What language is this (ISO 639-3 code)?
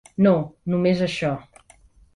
cat